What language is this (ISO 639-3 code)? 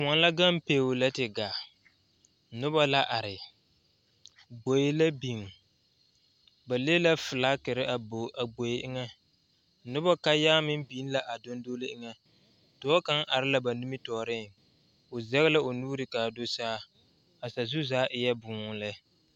dga